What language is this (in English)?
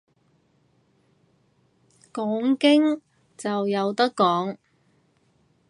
Cantonese